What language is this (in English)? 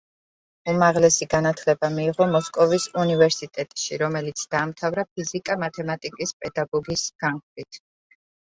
Georgian